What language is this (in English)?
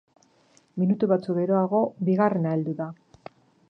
Basque